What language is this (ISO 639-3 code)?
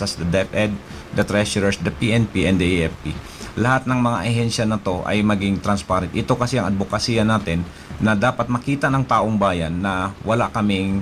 fil